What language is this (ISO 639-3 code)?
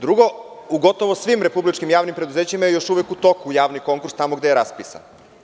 srp